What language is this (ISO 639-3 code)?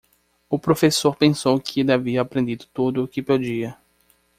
por